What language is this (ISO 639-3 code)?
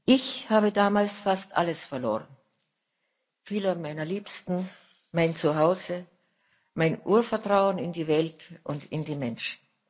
deu